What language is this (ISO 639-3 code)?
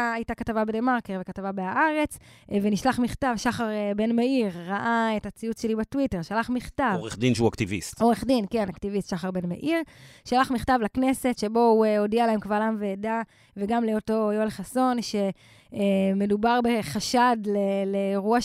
heb